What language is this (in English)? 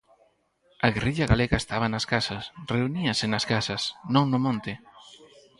Galician